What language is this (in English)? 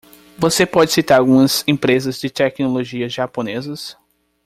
Portuguese